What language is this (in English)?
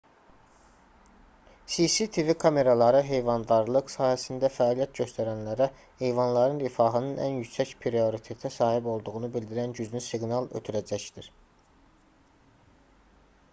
Azerbaijani